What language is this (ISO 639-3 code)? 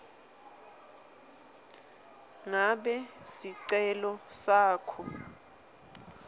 ssw